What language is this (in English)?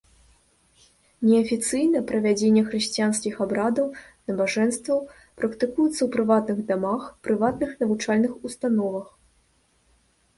Belarusian